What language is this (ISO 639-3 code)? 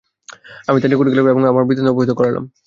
ben